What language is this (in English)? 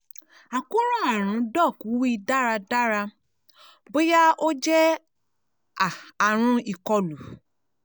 Yoruba